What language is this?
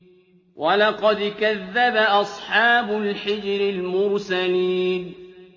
Arabic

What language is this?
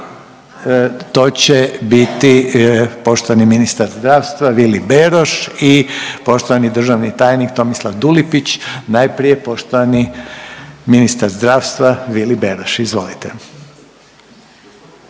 Croatian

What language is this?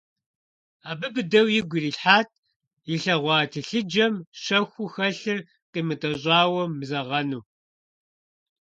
Kabardian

